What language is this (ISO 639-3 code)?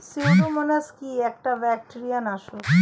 ben